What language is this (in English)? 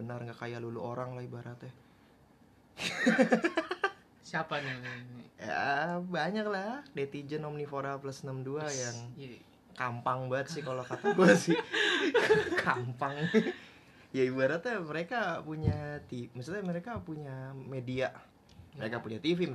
Indonesian